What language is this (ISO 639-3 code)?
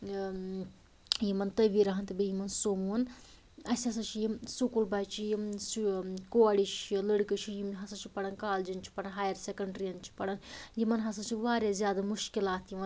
kas